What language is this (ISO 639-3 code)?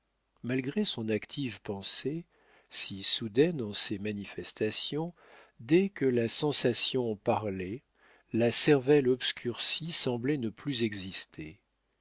fra